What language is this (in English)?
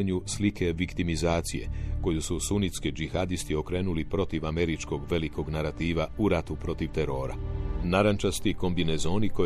Croatian